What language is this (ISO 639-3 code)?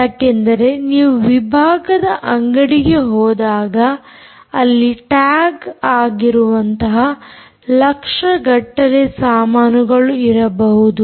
kan